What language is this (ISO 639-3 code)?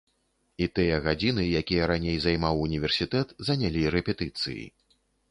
bel